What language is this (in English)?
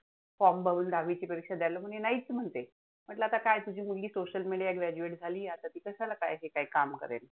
Marathi